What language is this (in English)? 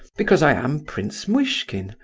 English